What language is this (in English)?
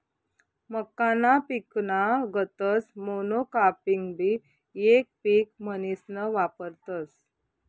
Marathi